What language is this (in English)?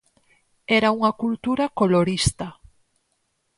Galician